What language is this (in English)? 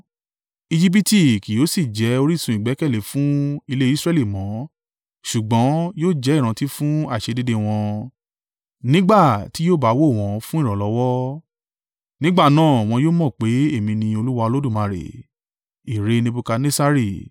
Yoruba